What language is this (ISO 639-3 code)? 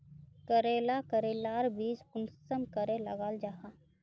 mag